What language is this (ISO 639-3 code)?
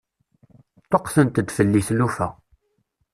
kab